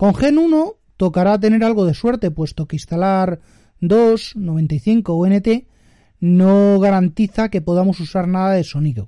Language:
Spanish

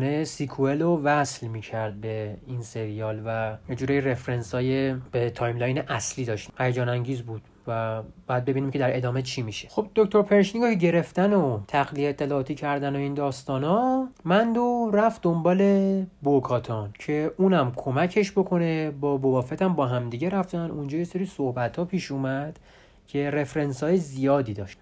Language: Persian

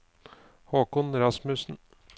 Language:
Norwegian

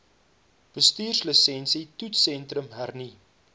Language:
Afrikaans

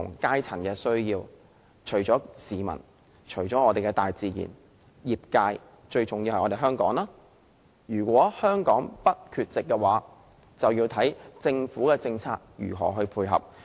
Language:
Cantonese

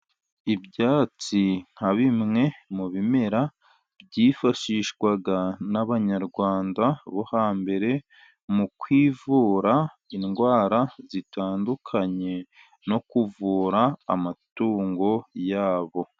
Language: Kinyarwanda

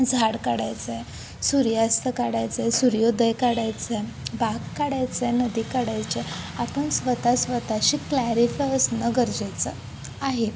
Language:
Marathi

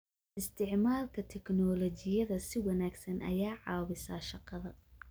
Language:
Somali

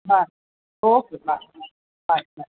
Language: Marathi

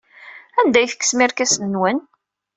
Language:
Kabyle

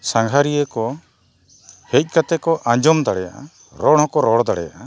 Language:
Santali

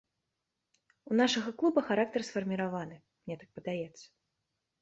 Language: Belarusian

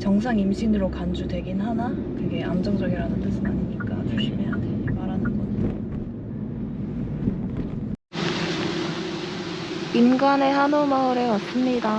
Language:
Korean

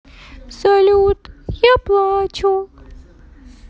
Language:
Russian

